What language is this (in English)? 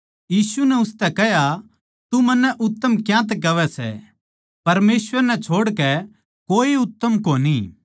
Haryanvi